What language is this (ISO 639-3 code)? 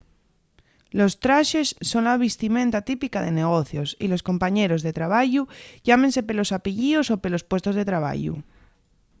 ast